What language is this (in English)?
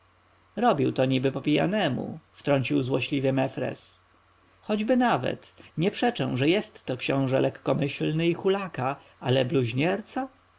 Polish